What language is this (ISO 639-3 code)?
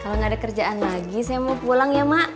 ind